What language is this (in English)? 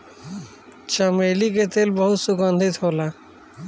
Bhojpuri